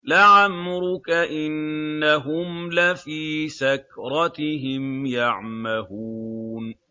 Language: Arabic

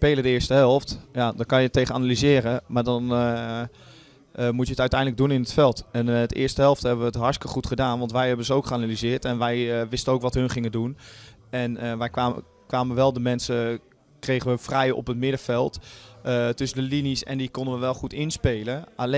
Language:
Dutch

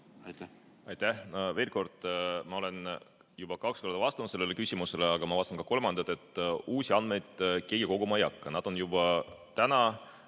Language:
Estonian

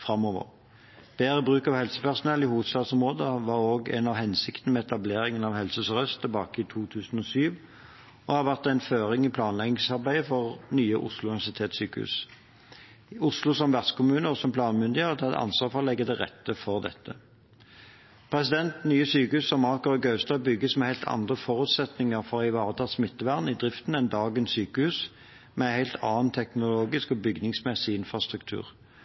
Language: Norwegian Bokmål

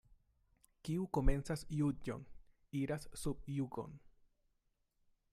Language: Esperanto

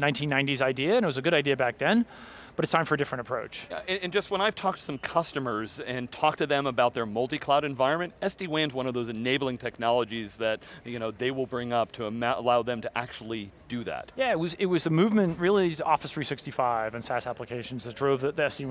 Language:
English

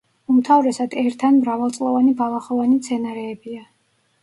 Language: Georgian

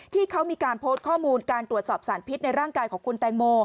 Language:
Thai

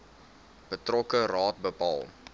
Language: Afrikaans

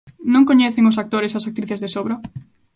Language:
Galician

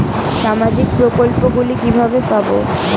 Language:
Bangla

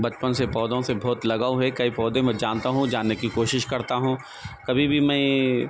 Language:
Urdu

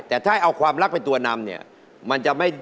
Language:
Thai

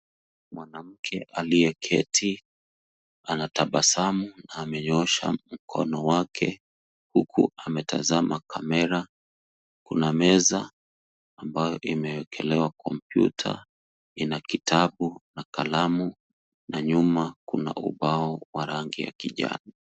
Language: Swahili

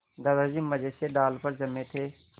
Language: Hindi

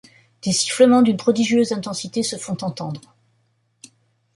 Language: French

